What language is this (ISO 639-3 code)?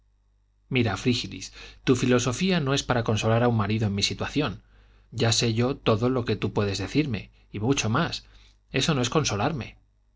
spa